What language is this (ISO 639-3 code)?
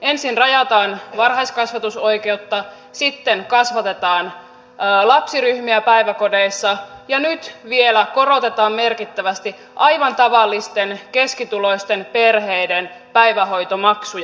fin